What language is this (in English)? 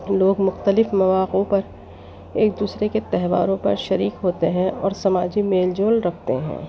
Urdu